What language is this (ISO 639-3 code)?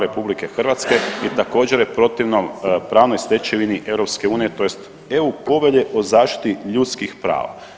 hrv